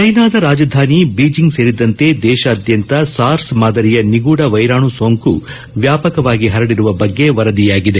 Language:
Kannada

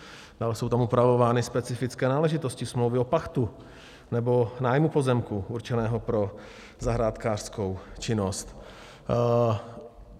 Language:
Czech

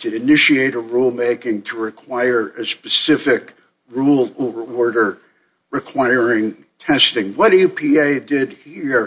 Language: English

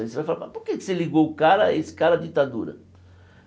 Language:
Portuguese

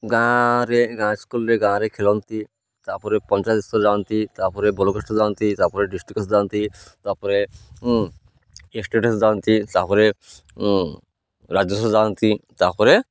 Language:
Odia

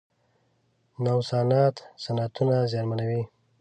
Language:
Pashto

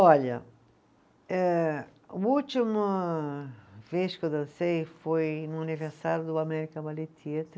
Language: Portuguese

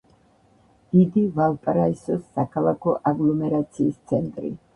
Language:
Georgian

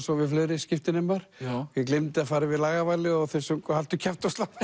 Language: Icelandic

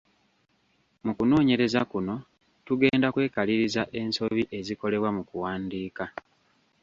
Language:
Ganda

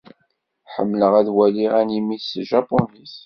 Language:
Kabyle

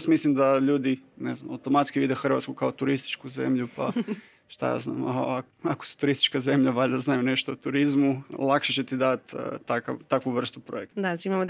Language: Croatian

